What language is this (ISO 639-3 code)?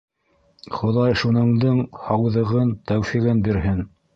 bak